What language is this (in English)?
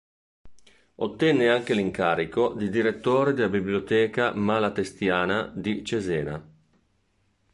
Italian